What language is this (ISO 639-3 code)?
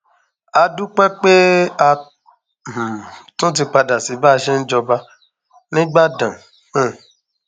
yor